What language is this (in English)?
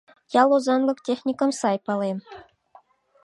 Mari